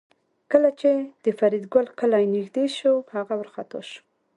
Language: Pashto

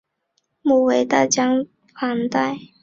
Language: Chinese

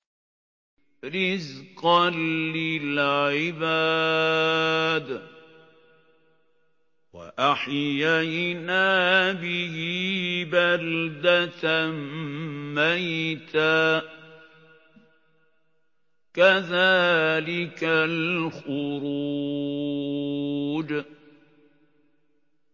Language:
Arabic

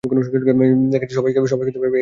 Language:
Bangla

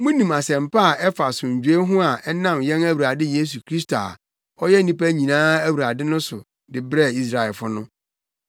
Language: Akan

